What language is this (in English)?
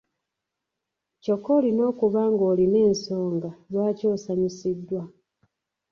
Ganda